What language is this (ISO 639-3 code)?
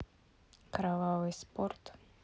rus